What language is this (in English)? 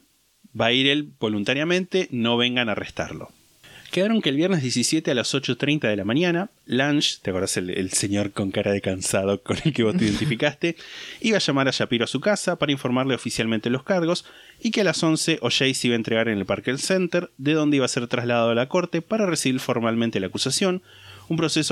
Spanish